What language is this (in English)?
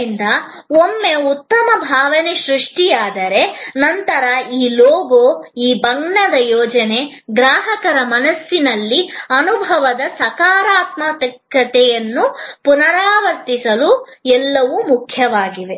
Kannada